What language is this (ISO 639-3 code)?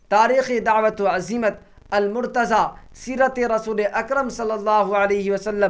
urd